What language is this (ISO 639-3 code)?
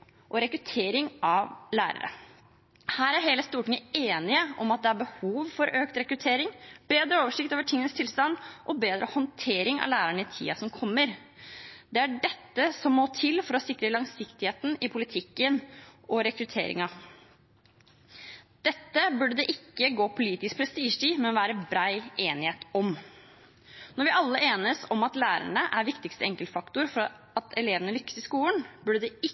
nob